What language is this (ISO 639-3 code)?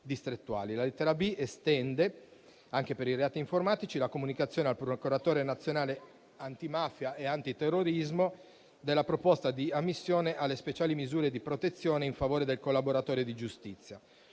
ita